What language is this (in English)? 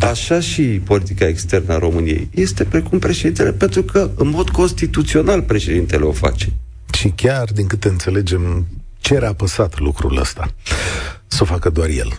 Romanian